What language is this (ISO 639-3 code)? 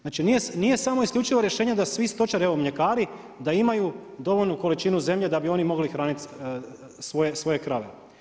hrv